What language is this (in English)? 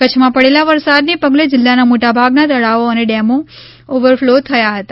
Gujarati